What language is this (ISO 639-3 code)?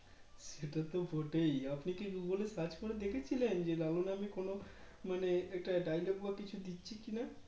ben